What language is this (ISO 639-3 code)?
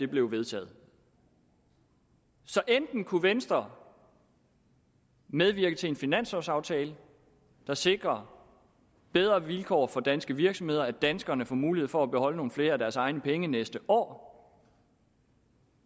dan